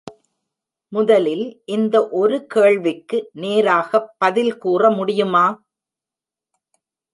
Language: Tamil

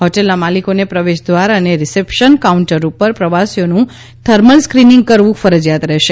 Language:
Gujarati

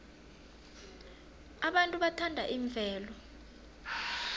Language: South Ndebele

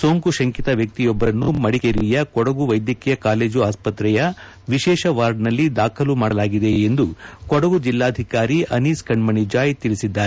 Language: Kannada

